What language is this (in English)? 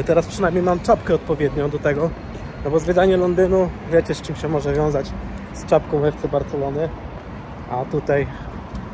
Polish